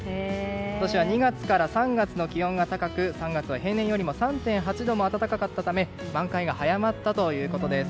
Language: Japanese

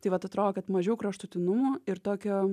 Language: Lithuanian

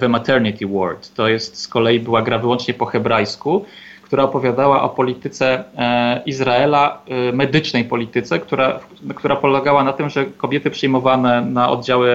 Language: Polish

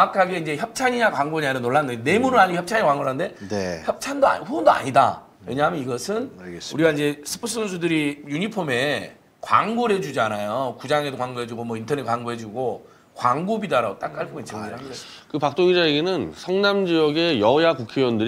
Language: Korean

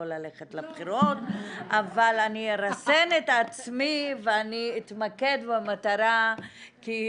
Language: Hebrew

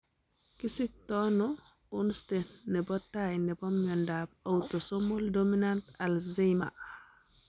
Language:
Kalenjin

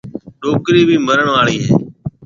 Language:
Marwari (Pakistan)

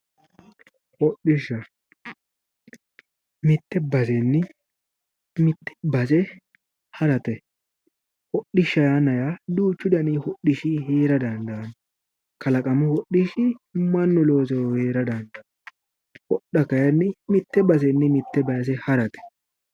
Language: Sidamo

